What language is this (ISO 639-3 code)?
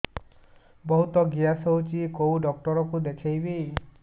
ori